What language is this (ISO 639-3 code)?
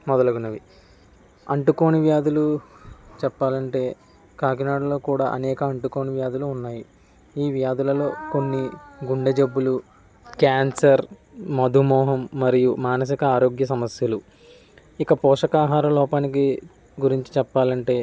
tel